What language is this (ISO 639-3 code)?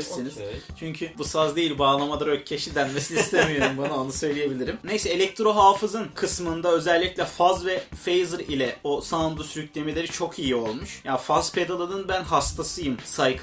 tur